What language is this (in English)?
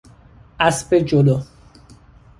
Persian